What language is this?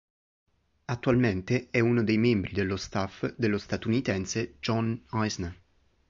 Italian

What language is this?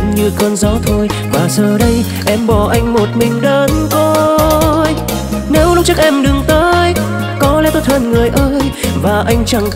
Vietnamese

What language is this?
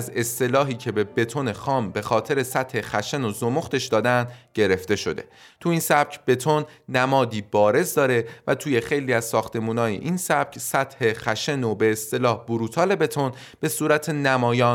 Persian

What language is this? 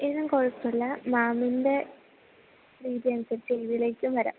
Malayalam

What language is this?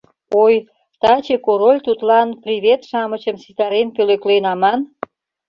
Mari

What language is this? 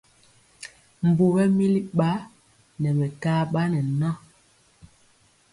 Mpiemo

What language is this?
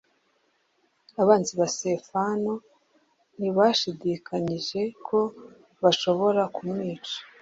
Kinyarwanda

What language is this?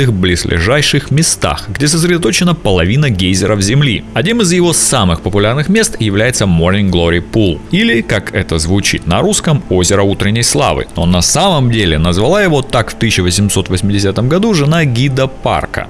Russian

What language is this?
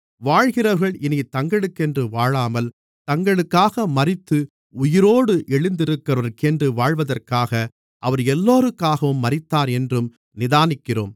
Tamil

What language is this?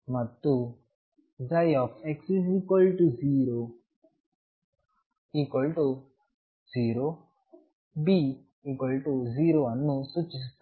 Kannada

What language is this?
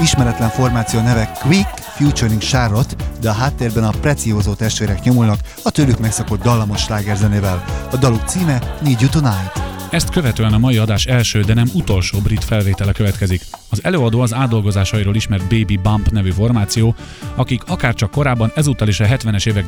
Hungarian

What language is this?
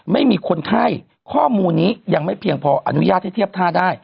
Thai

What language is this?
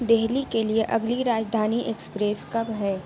Urdu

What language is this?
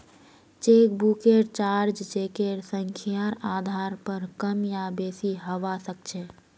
Magahi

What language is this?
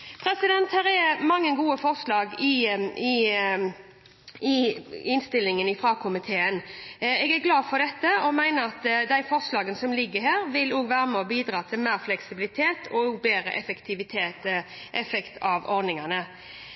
Norwegian Bokmål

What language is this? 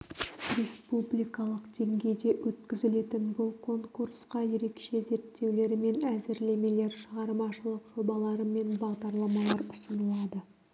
Kazakh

